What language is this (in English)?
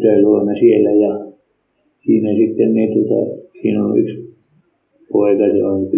Finnish